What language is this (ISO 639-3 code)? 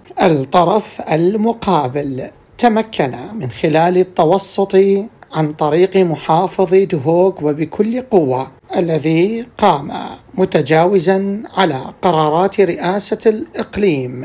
ara